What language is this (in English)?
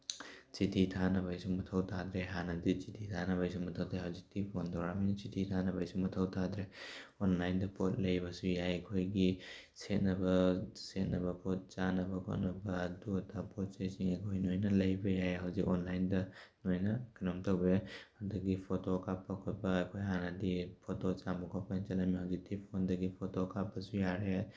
Manipuri